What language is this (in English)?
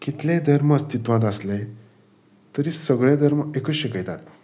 Konkani